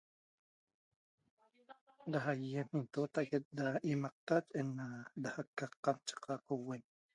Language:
Toba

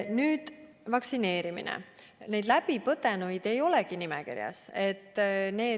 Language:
Estonian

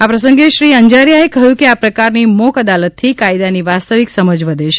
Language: Gujarati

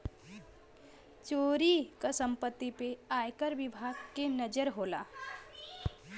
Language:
Bhojpuri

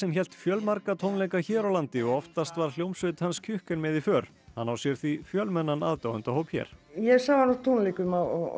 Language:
Icelandic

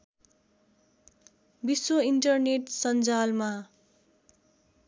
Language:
Nepali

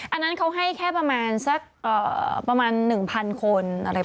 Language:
Thai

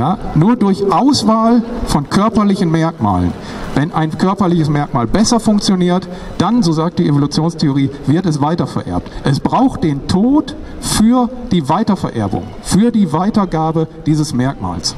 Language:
German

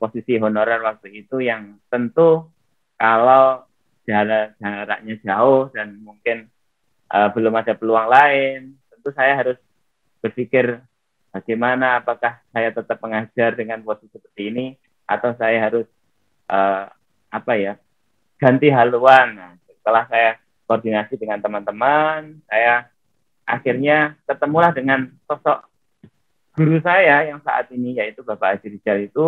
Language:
Indonesian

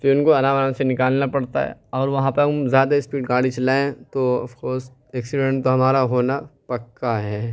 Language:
Urdu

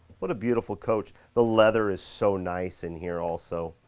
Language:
English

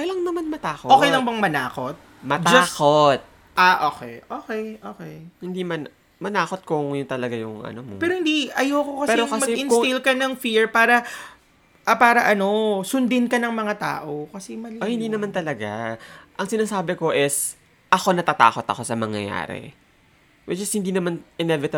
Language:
Filipino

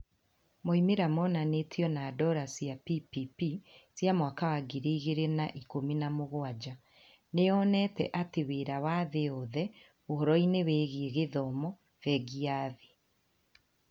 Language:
Kikuyu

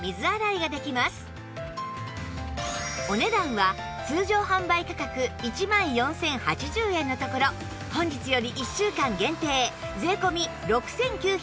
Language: Japanese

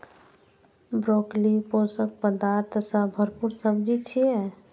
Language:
Maithili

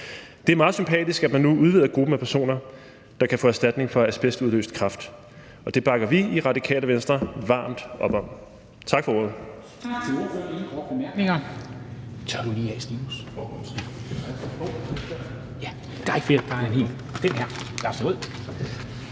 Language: Danish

